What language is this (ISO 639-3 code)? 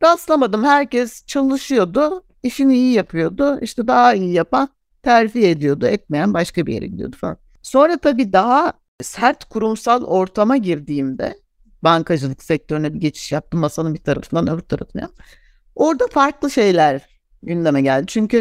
tur